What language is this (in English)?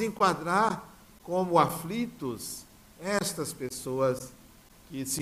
Portuguese